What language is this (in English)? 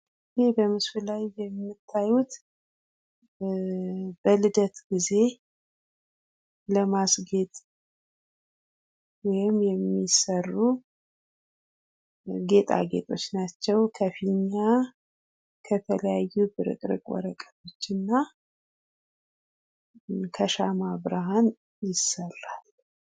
Amharic